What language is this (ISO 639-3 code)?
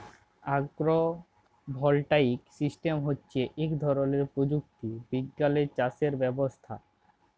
ben